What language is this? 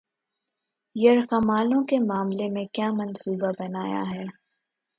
Urdu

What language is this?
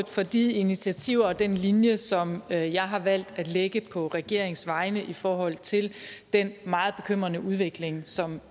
Danish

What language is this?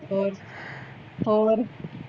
Punjabi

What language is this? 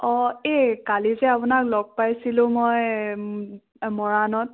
Assamese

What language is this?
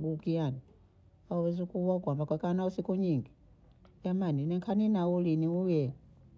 Bondei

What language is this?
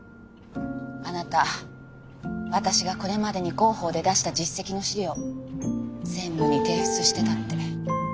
Japanese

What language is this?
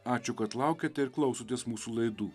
Lithuanian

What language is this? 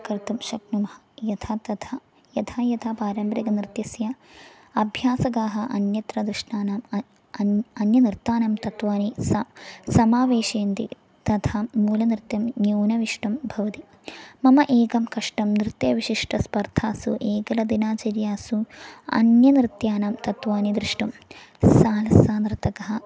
Sanskrit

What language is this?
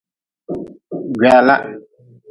Nawdm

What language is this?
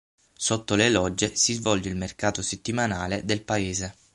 Italian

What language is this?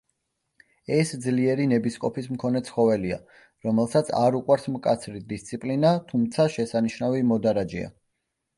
Georgian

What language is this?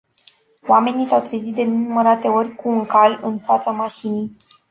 Romanian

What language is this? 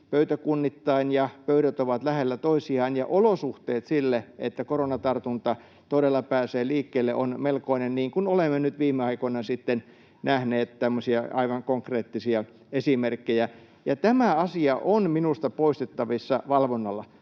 Finnish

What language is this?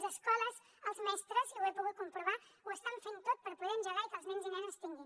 Catalan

